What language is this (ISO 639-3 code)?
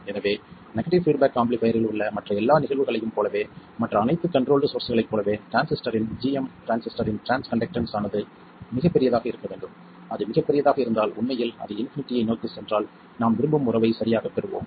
tam